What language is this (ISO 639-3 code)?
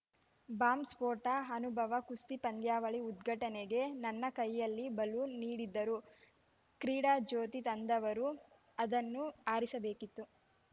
kan